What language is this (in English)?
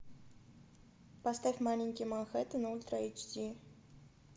Russian